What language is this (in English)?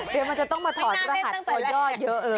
Thai